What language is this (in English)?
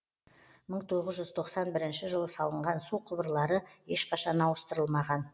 Kazakh